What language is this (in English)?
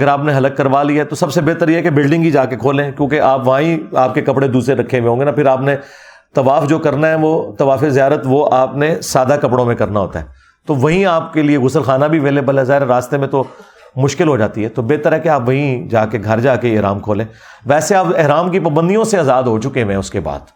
Urdu